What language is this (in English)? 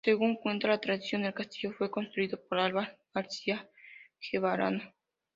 Spanish